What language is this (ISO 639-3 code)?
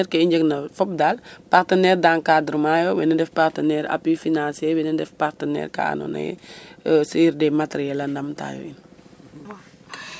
srr